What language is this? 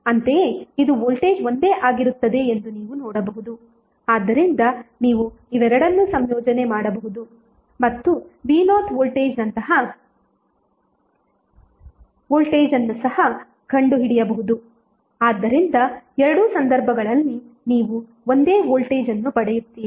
Kannada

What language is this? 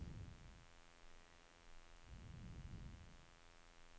Norwegian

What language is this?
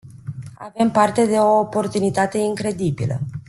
Romanian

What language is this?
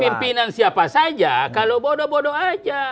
Indonesian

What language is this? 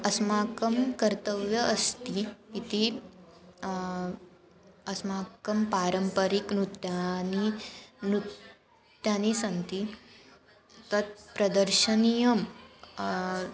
Sanskrit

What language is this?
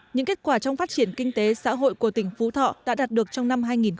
Vietnamese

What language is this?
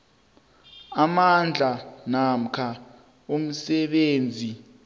South Ndebele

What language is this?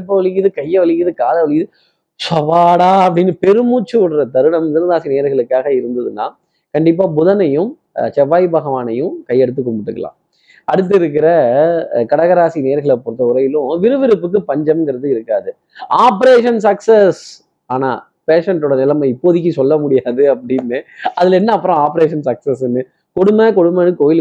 Tamil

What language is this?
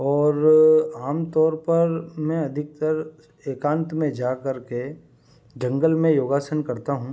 Hindi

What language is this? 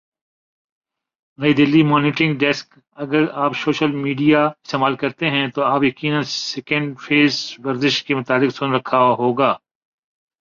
Urdu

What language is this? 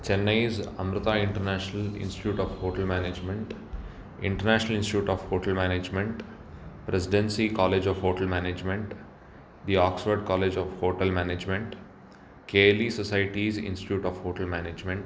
Sanskrit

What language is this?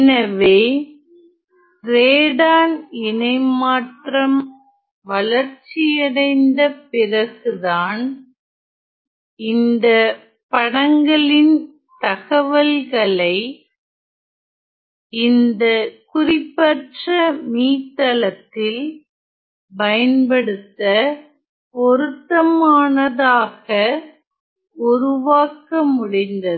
Tamil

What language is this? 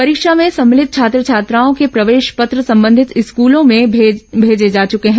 Hindi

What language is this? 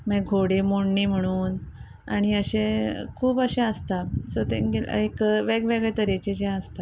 Konkani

